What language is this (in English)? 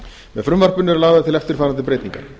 Icelandic